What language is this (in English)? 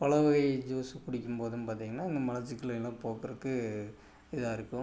Tamil